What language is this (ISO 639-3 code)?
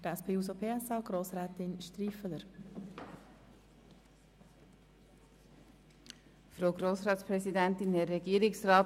gsw